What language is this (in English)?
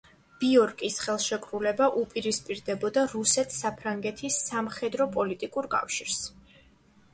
Georgian